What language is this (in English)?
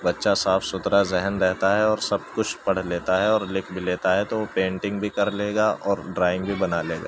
Urdu